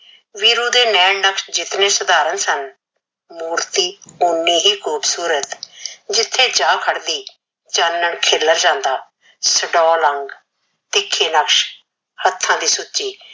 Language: Punjabi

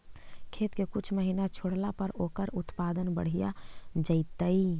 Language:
Magahi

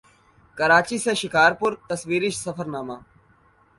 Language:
Urdu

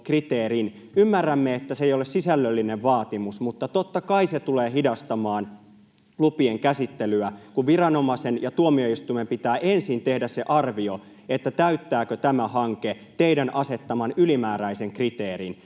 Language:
Finnish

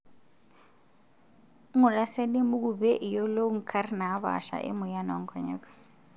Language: Masai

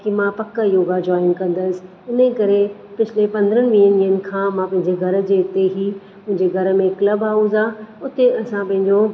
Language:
Sindhi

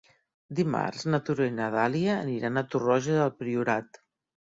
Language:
Catalan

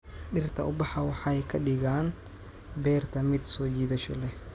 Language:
Somali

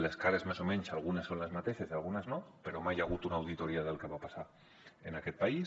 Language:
Catalan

